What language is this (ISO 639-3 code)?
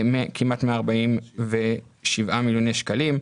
heb